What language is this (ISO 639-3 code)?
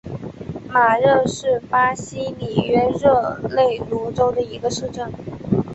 zho